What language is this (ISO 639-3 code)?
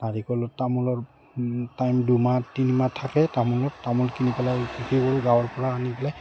asm